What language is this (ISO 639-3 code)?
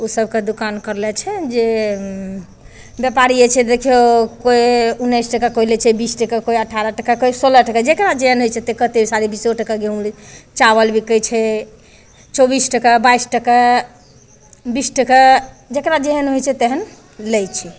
mai